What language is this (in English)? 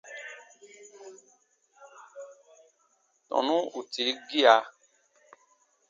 Baatonum